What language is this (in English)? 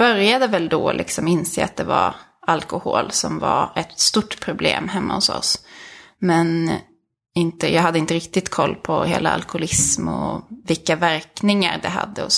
Swedish